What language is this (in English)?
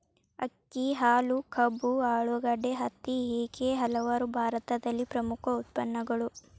Kannada